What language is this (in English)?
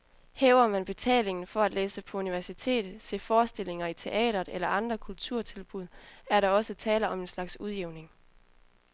Danish